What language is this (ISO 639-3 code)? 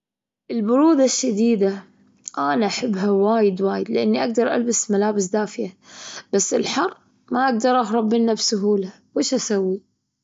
afb